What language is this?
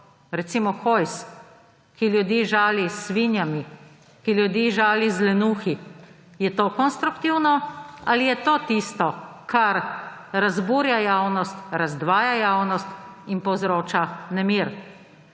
Slovenian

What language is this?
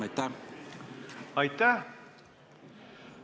Estonian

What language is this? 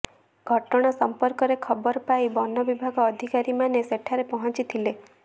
Odia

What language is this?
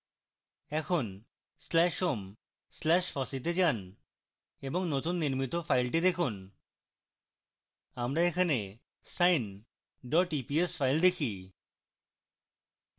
Bangla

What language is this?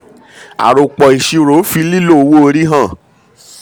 Yoruba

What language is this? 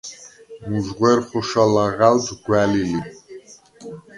Svan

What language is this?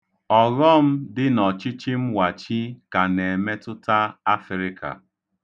Igbo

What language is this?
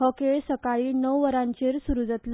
Konkani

